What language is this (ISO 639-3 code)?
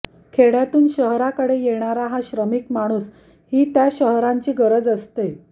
mar